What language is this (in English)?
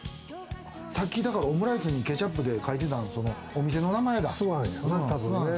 Japanese